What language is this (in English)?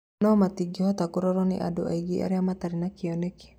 Kikuyu